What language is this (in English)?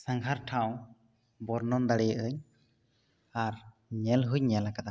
Santali